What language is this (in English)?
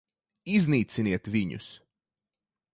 Latvian